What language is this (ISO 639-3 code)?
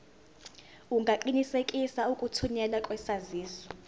zul